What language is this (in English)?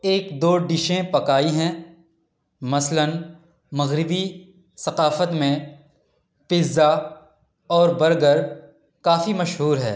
Urdu